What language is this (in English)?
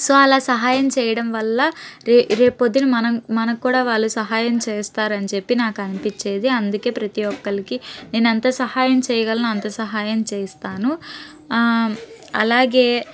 Telugu